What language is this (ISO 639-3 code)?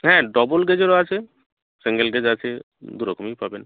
ben